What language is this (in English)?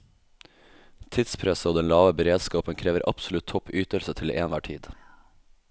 Norwegian